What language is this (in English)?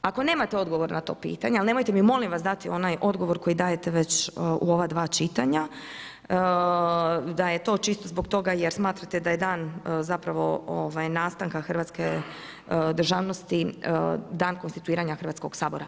Croatian